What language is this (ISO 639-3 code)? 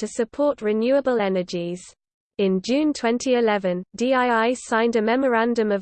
eng